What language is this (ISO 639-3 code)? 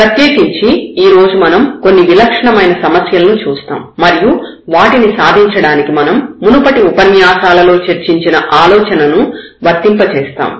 tel